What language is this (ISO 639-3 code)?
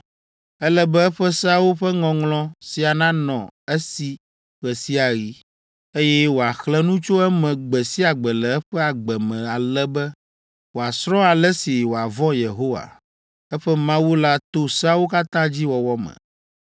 ewe